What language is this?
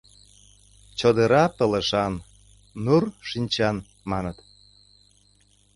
Mari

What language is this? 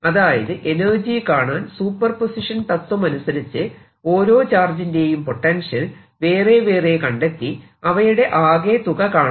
Malayalam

